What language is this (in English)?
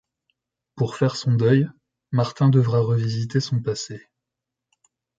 French